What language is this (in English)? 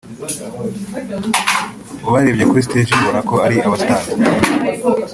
Kinyarwanda